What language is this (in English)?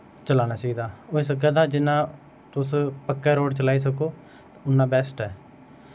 Dogri